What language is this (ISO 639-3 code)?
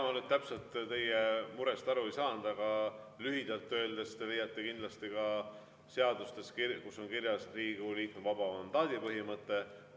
est